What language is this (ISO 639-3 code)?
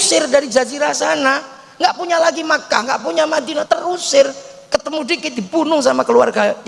ind